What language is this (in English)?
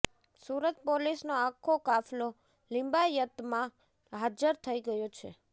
Gujarati